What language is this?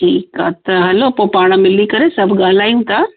Sindhi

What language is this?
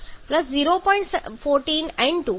Gujarati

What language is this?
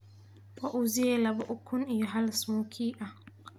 Somali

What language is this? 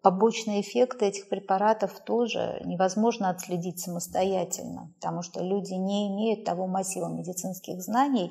Russian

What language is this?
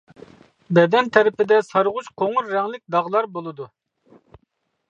Uyghur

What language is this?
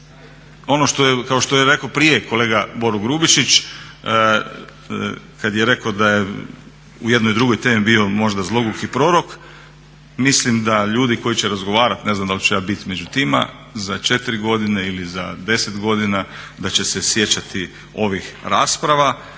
Croatian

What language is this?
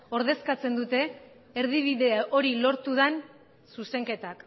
Basque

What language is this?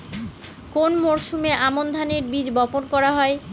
Bangla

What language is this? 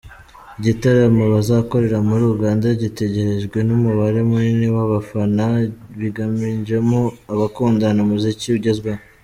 Kinyarwanda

